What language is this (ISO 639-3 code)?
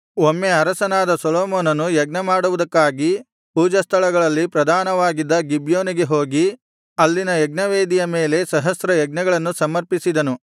kan